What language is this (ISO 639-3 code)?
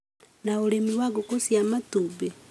kik